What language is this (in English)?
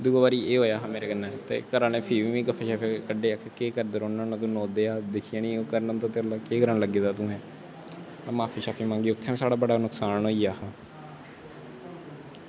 Dogri